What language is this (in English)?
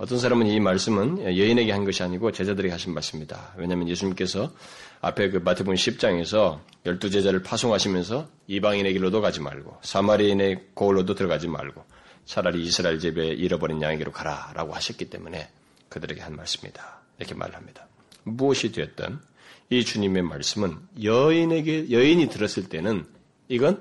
Korean